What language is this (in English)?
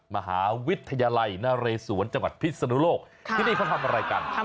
Thai